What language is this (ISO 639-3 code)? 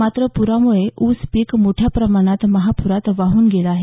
mar